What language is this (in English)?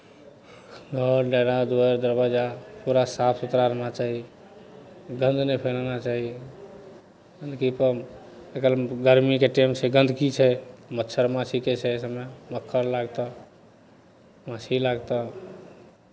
Maithili